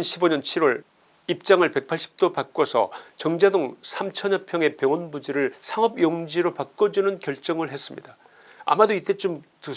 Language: Korean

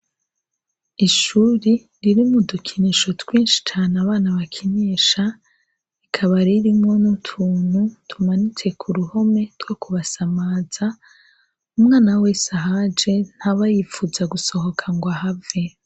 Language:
Rundi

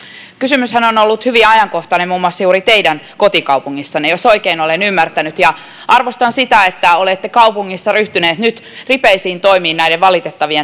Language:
Finnish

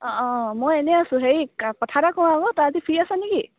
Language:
Assamese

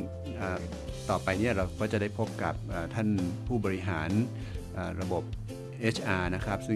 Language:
Thai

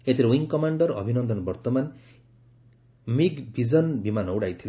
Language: Odia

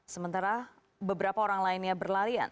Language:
Indonesian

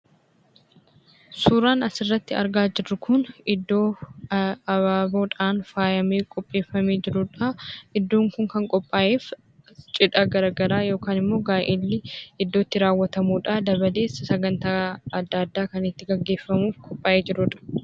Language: Oromo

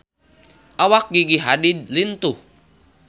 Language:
Sundanese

